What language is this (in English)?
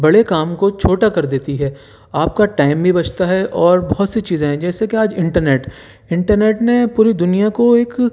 Urdu